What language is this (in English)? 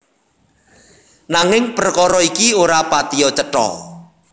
Javanese